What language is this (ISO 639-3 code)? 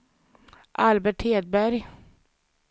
swe